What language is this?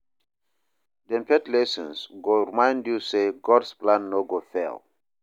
Nigerian Pidgin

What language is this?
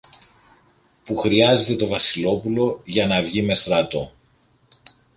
Greek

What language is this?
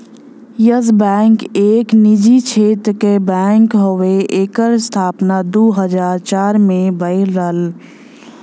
Bhojpuri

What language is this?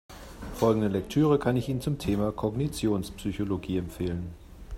German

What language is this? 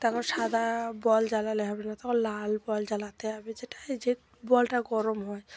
Bangla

